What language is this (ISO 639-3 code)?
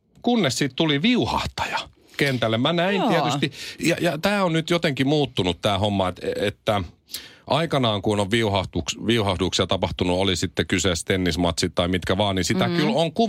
fin